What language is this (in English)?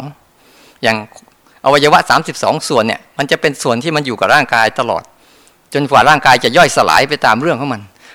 Thai